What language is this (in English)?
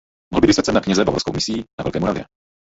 Czech